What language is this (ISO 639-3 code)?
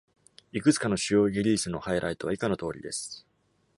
jpn